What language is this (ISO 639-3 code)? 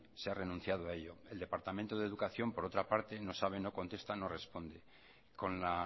spa